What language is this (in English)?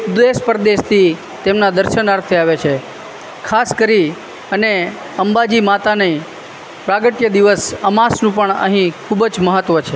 Gujarati